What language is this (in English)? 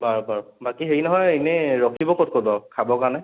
Assamese